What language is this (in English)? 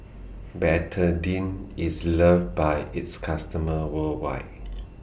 English